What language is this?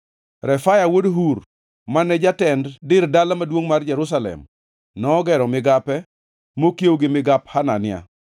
Luo (Kenya and Tanzania)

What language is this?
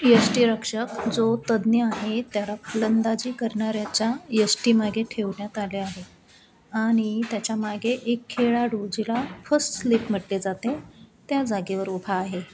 Marathi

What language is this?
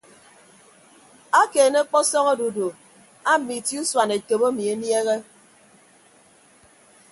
Ibibio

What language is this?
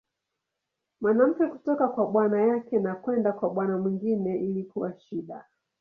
Swahili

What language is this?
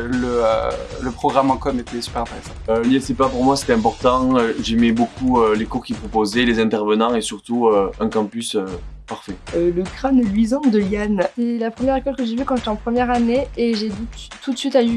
French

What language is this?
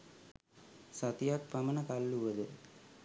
Sinhala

